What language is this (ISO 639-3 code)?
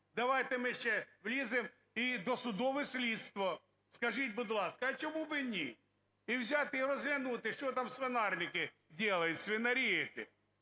ukr